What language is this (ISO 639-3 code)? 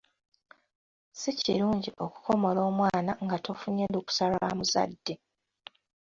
lug